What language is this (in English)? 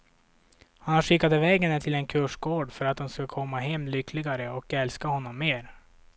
Swedish